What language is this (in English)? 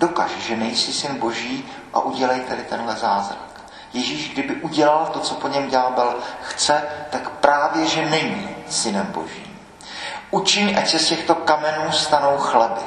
Czech